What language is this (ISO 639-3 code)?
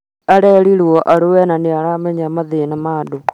kik